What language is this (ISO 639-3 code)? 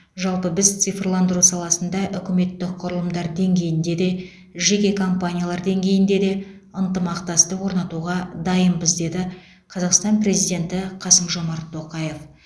kaz